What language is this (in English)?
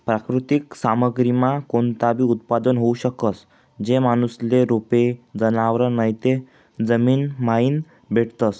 Marathi